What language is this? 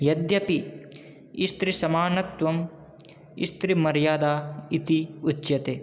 Sanskrit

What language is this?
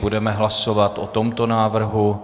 Czech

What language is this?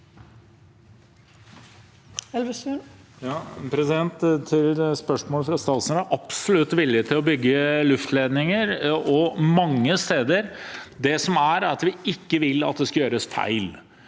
Norwegian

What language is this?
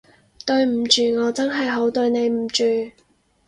Cantonese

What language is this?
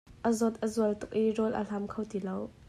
Hakha Chin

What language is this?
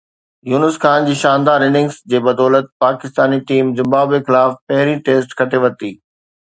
Sindhi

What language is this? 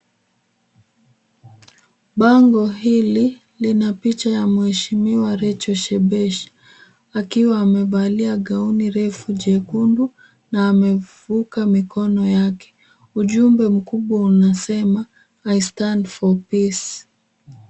Swahili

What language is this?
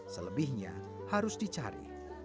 Indonesian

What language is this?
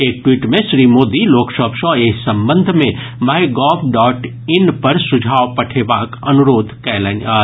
Maithili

